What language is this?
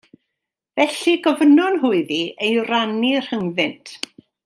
Welsh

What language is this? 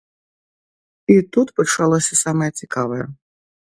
Belarusian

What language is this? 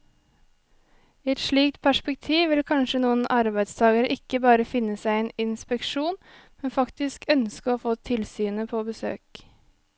Norwegian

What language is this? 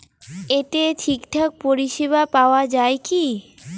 Bangla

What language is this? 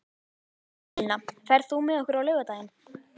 Icelandic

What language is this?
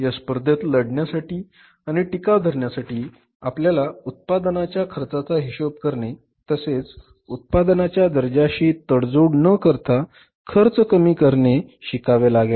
Marathi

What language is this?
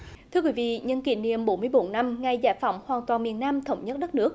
Vietnamese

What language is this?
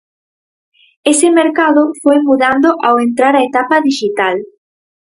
Galician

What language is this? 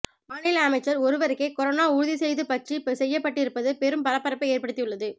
Tamil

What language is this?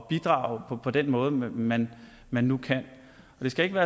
Danish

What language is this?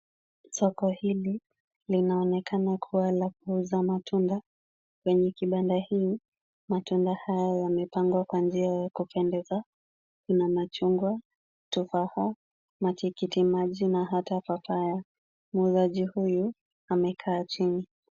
Swahili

